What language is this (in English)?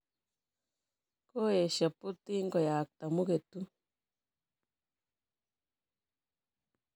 Kalenjin